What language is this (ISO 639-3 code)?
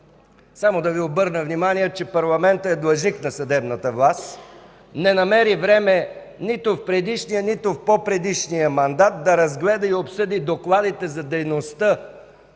bul